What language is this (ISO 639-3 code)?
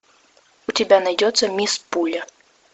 rus